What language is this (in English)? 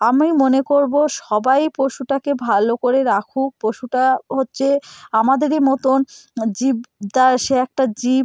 Bangla